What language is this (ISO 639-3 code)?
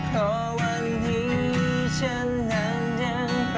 tha